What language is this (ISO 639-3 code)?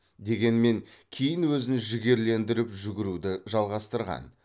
kaz